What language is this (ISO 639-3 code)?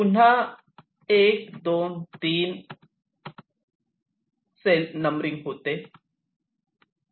mar